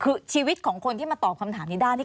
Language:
Thai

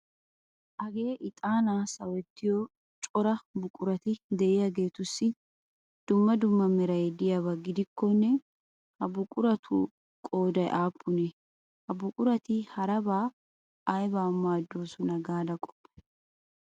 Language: Wolaytta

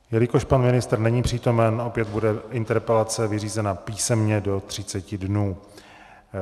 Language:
Czech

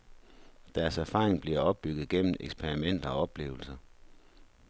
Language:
Danish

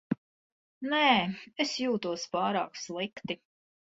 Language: Latvian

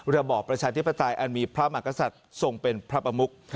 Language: Thai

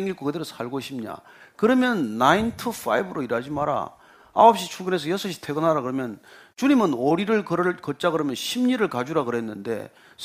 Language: Korean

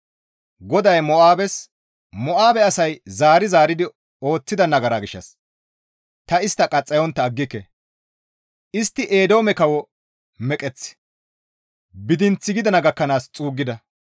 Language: Gamo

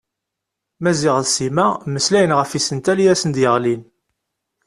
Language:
Kabyle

